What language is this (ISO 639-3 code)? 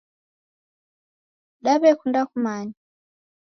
dav